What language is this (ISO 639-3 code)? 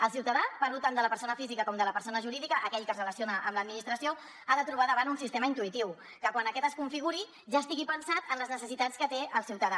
cat